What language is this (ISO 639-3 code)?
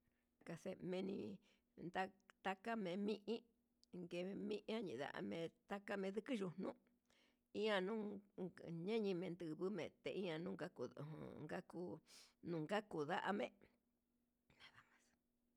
mxs